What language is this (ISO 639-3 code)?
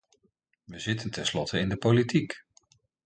nld